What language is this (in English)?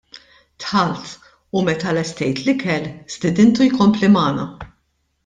Maltese